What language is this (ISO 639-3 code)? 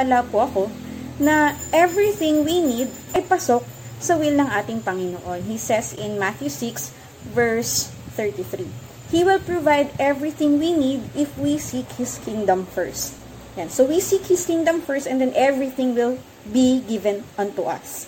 fil